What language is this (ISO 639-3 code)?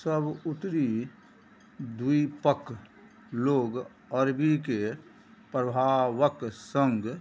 mai